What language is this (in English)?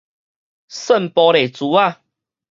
Min Nan Chinese